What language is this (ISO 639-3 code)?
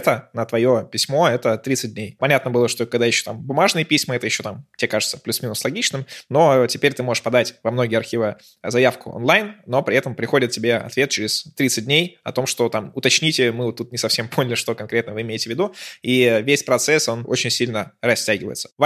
rus